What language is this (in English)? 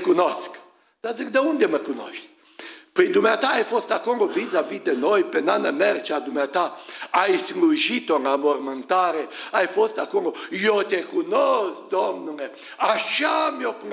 Romanian